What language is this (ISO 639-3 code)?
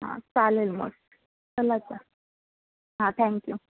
mar